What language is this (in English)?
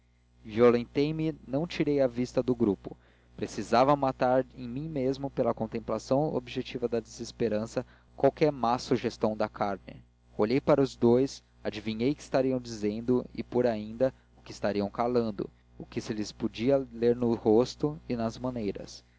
Portuguese